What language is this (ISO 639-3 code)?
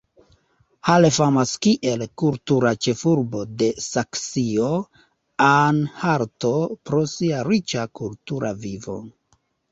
epo